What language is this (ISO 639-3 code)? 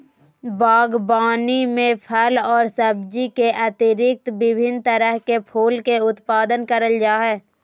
mag